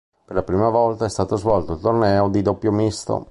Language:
Italian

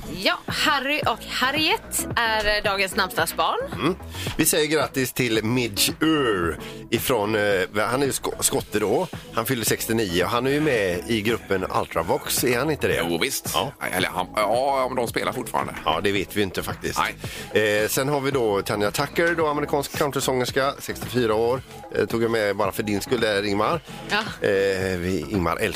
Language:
Swedish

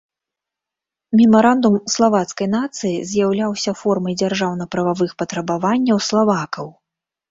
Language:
Belarusian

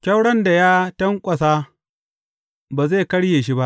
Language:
Hausa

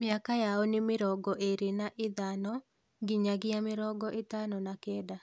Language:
Kikuyu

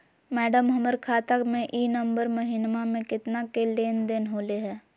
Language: Magahi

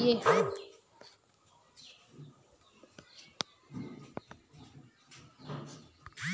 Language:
Magahi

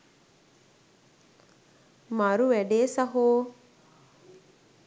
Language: Sinhala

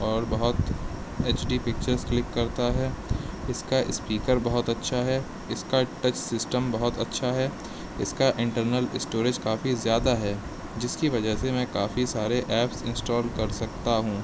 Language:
Urdu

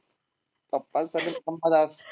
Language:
Marathi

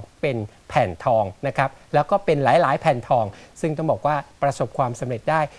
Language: Thai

